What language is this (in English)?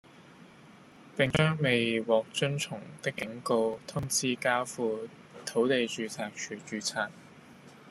Cantonese